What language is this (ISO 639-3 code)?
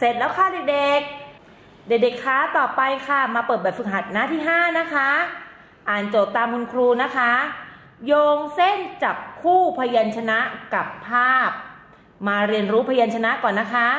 tha